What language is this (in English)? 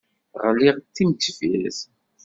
Kabyle